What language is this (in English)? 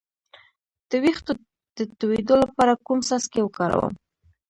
Pashto